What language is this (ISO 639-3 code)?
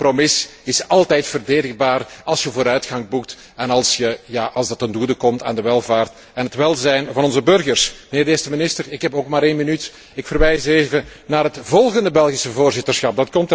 nld